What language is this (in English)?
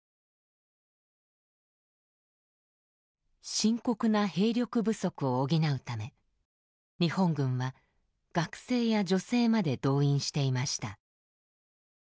Japanese